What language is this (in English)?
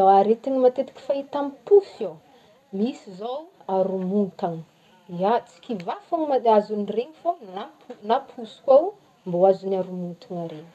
Northern Betsimisaraka Malagasy